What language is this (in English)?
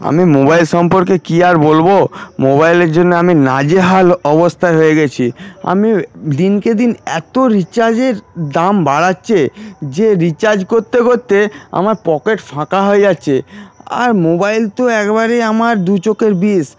Bangla